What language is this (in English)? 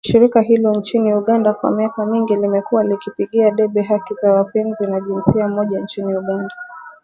Swahili